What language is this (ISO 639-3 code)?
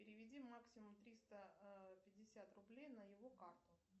rus